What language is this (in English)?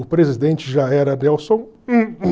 Portuguese